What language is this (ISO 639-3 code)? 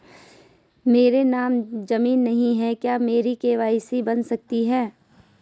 hin